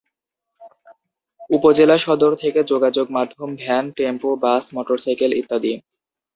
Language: Bangla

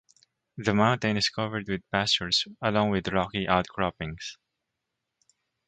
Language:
English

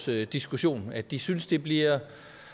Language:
Danish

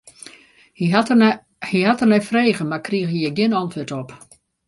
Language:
Western Frisian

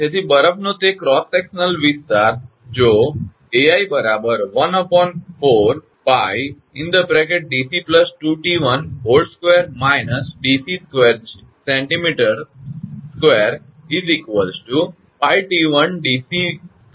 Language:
Gujarati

